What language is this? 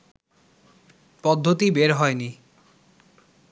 Bangla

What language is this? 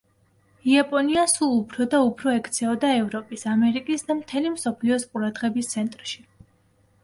Georgian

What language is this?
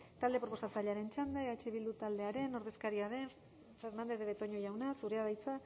Basque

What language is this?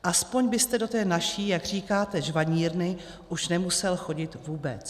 Czech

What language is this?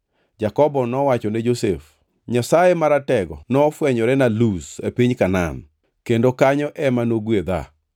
Luo (Kenya and Tanzania)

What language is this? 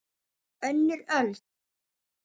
Icelandic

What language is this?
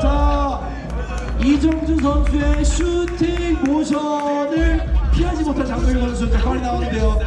Korean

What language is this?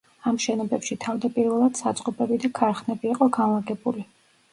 Georgian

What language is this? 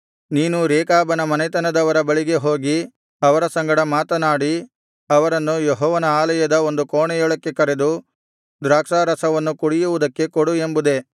Kannada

